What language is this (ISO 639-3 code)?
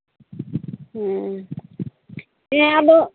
sat